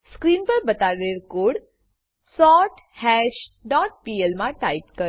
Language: Gujarati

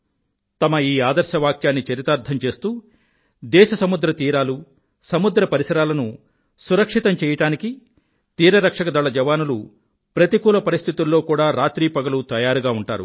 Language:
Telugu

